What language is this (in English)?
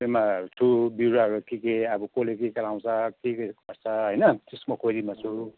Nepali